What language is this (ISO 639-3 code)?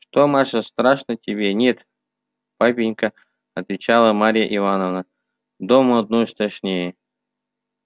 rus